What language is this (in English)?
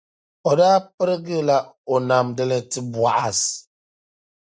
Dagbani